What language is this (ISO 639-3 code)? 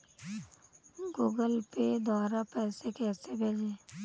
hin